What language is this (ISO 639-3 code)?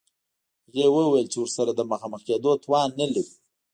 pus